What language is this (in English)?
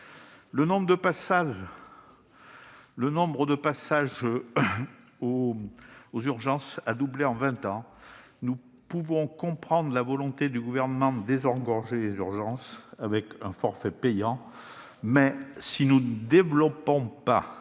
French